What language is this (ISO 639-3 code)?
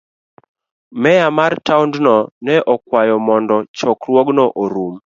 luo